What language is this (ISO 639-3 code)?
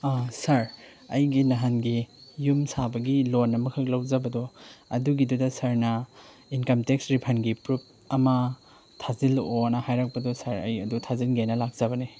mni